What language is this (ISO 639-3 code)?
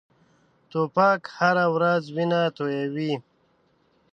pus